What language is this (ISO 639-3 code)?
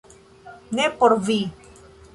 epo